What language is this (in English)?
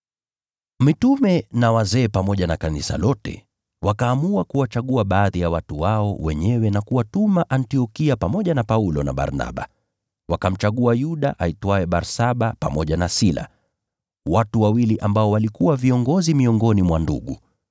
Swahili